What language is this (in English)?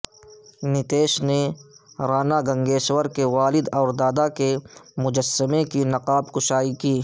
Urdu